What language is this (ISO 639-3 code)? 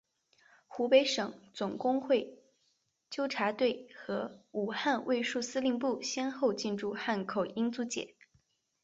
zho